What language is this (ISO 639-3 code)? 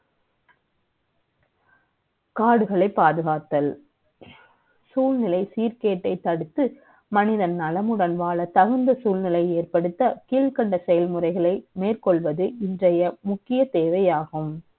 tam